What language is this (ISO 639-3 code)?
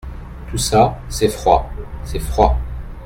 fra